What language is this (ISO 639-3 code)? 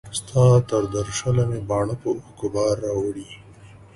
pus